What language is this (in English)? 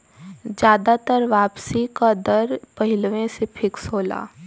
Bhojpuri